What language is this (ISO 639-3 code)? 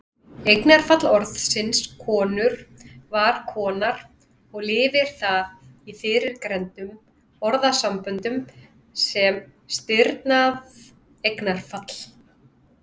isl